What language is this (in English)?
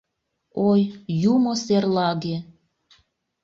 Mari